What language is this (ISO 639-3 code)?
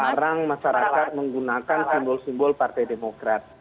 ind